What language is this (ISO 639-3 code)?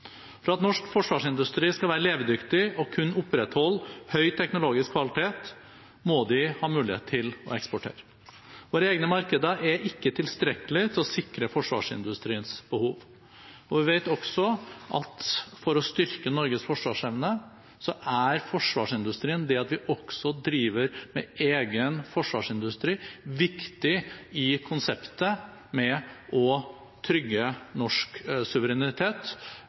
nob